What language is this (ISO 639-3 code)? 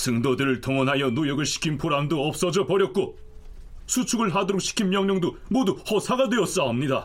kor